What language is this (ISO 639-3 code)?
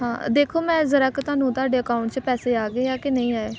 pan